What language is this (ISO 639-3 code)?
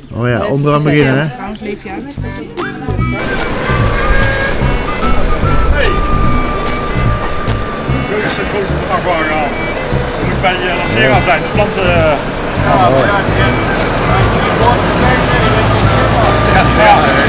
nld